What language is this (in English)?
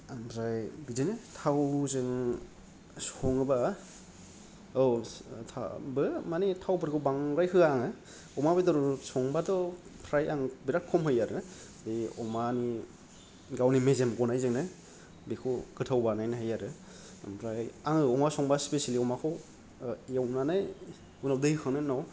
Bodo